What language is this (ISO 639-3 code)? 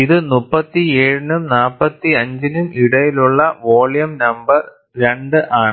mal